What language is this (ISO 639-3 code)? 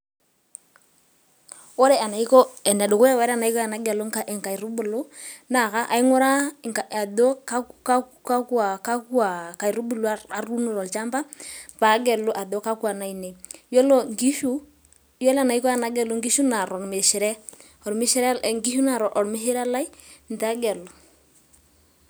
mas